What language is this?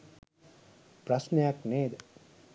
Sinhala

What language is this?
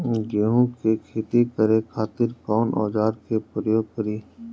Bhojpuri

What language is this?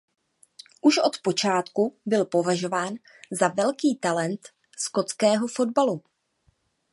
Czech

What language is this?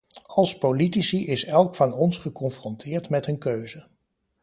Dutch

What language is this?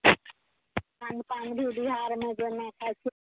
Maithili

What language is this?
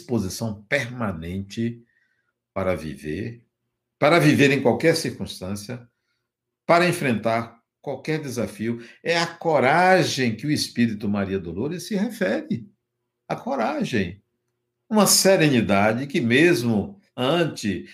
Portuguese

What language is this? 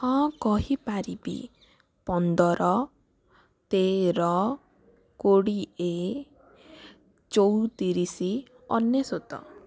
Odia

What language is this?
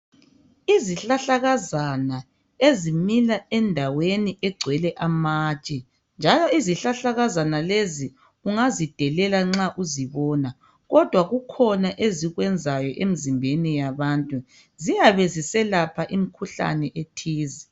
North Ndebele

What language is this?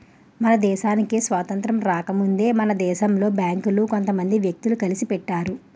Telugu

